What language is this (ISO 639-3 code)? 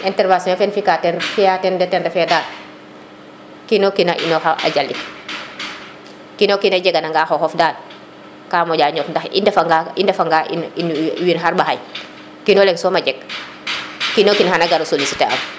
srr